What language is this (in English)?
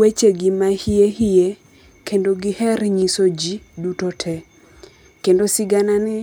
Luo (Kenya and Tanzania)